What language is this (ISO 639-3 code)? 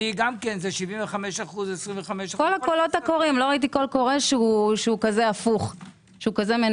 heb